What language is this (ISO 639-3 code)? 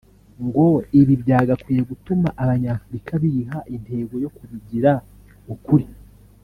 kin